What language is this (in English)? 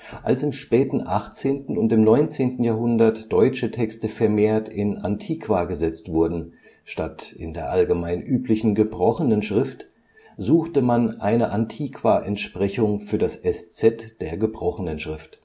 German